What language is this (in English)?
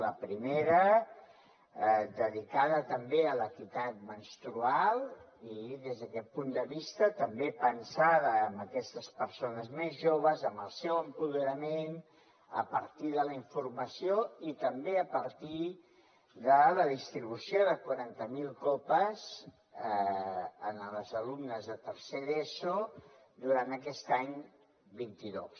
Catalan